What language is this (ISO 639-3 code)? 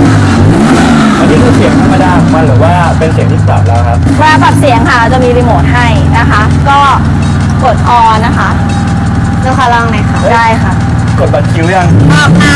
tha